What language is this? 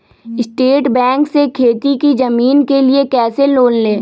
Magahi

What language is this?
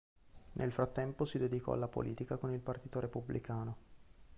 Italian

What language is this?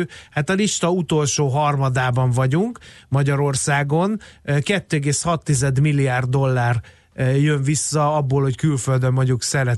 Hungarian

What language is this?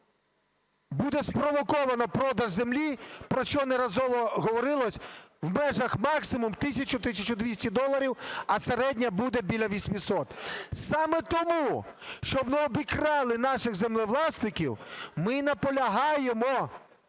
Ukrainian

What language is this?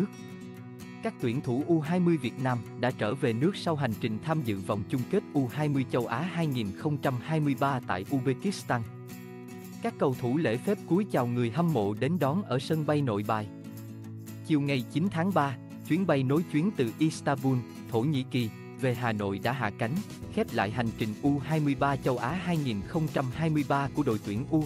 Vietnamese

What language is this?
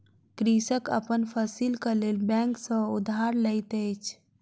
Maithili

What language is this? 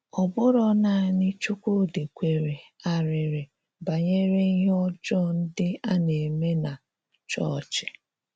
Igbo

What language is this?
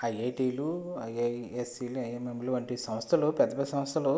Telugu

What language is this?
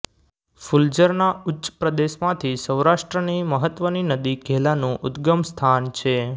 Gujarati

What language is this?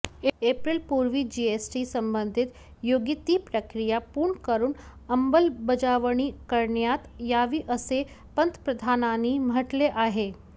Marathi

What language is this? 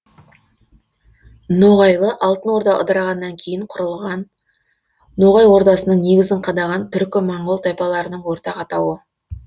Kazakh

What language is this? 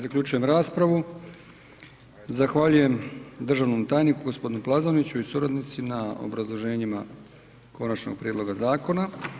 Croatian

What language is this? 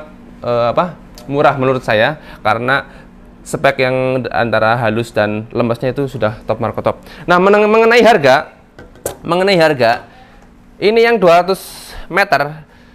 Indonesian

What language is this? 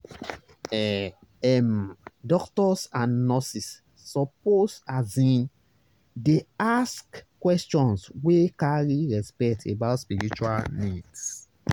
Nigerian Pidgin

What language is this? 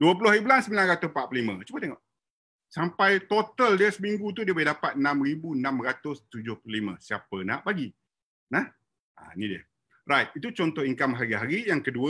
Malay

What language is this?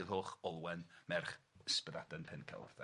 Welsh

